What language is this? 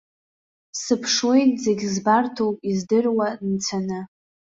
Abkhazian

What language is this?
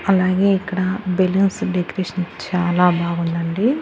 Telugu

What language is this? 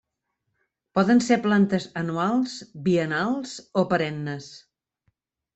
Catalan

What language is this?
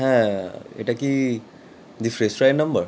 Bangla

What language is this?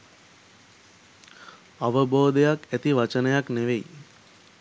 Sinhala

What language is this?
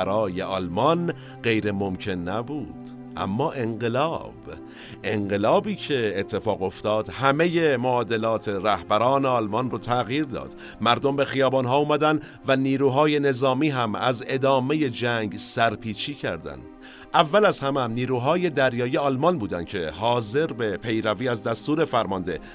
Persian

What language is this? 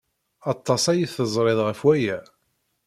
Kabyle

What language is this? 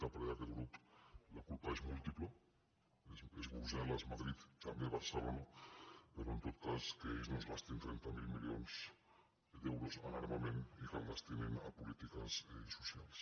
Catalan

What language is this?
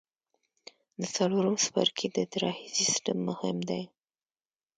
Pashto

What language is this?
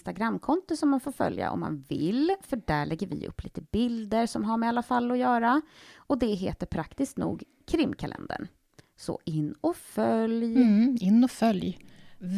Swedish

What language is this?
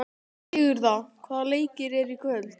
Icelandic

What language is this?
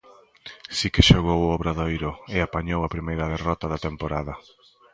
Galician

